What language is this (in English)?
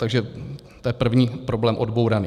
Czech